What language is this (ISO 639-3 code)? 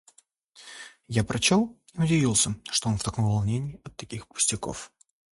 rus